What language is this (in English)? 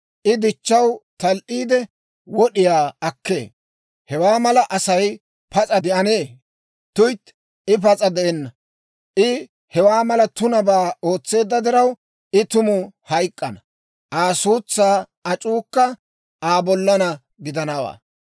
Dawro